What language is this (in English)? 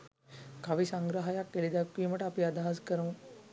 Sinhala